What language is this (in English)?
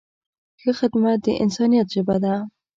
Pashto